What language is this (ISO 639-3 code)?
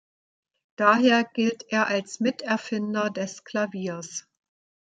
deu